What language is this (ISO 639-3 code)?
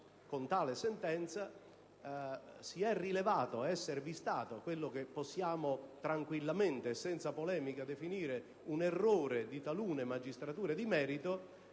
ita